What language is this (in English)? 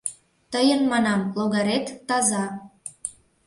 Mari